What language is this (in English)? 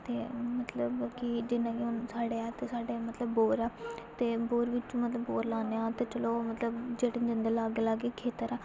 Dogri